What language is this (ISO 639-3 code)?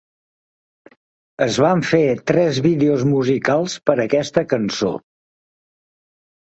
cat